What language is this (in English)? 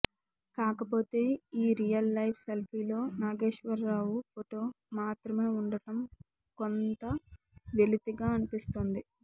Telugu